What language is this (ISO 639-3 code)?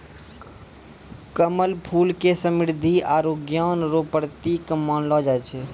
mai